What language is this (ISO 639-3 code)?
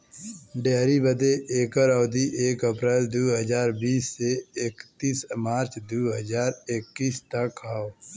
bho